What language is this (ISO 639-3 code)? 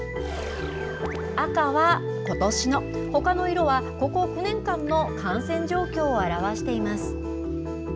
jpn